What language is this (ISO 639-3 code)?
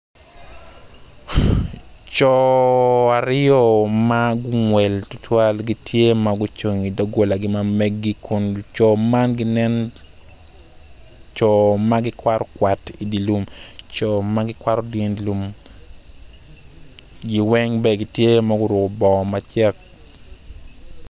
ach